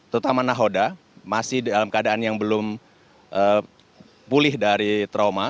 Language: Indonesian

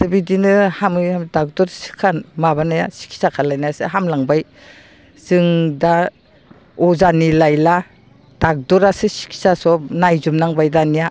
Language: Bodo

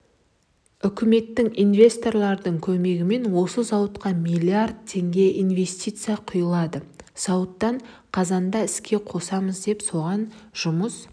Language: Kazakh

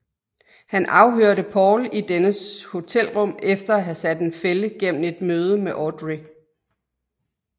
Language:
Danish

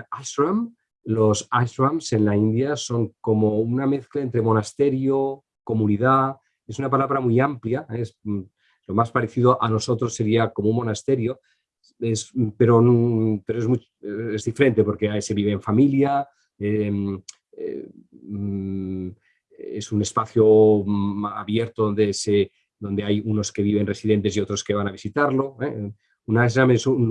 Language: Spanish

